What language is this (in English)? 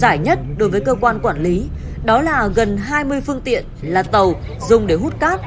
Vietnamese